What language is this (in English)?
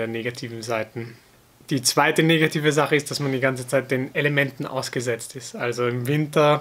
German